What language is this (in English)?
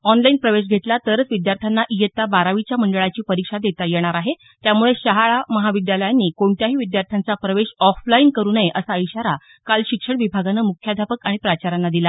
Marathi